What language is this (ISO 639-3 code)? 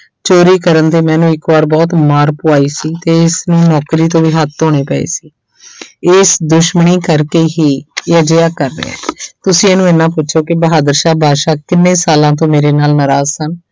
pan